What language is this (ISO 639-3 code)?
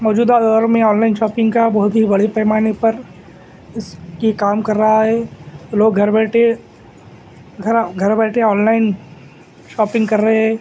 urd